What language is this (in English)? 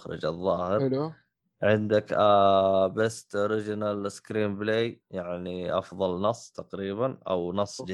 Arabic